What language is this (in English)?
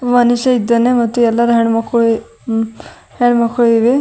Kannada